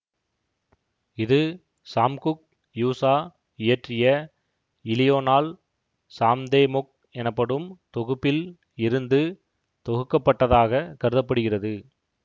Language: Tamil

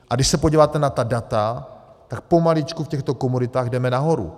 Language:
Czech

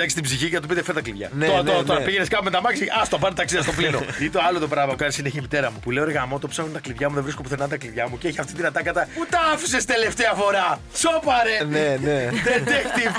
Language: Greek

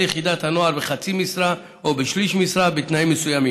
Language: Hebrew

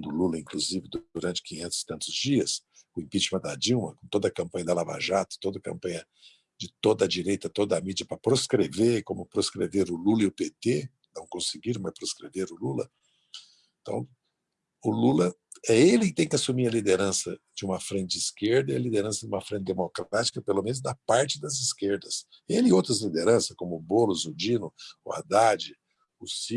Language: Portuguese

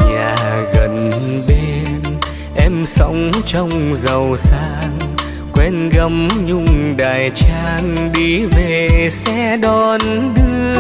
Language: Vietnamese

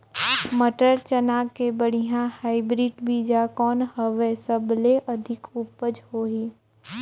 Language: Chhattisgarhi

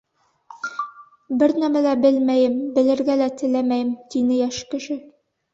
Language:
Bashkir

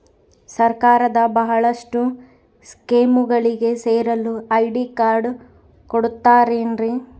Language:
Kannada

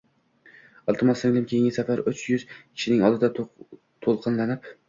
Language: Uzbek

